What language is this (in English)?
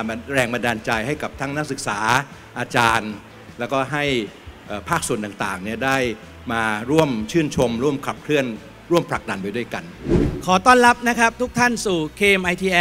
Thai